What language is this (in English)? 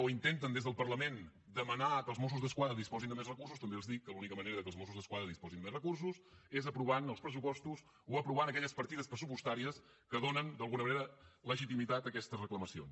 Catalan